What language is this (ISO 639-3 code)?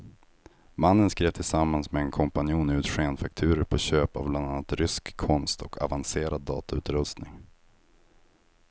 swe